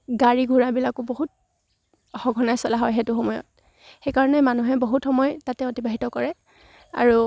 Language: Assamese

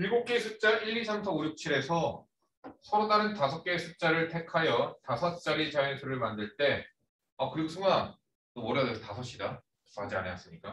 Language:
Korean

